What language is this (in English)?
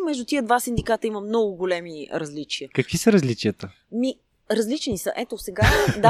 Bulgarian